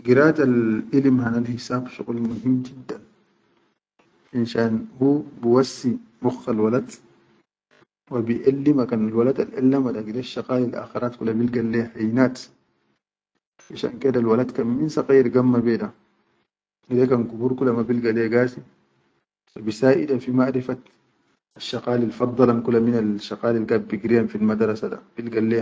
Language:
Chadian Arabic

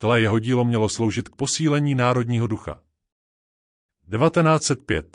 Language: Czech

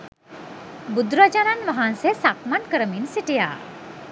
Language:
Sinhala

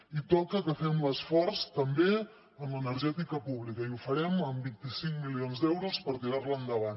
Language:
Catalan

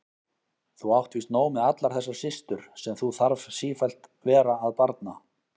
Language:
Icelandic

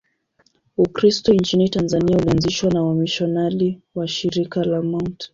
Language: Swahili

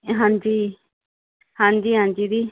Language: Punjabi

